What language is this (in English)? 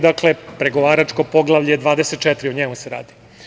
Serbian